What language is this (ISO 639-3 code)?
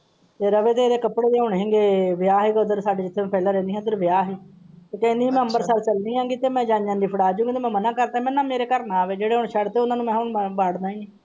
pan